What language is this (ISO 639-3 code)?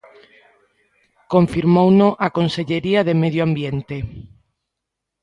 glg